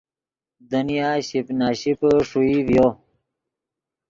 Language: Yidgha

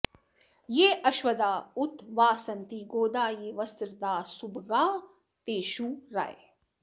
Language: Sanskrit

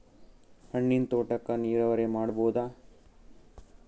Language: Kannada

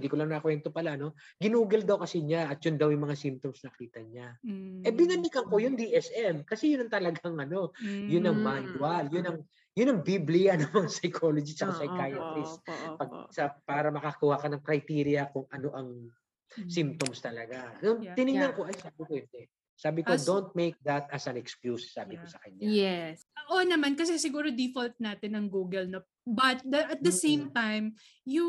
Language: Filipino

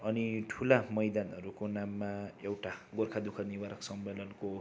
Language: Nepali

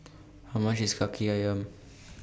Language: English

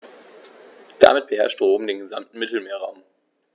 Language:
German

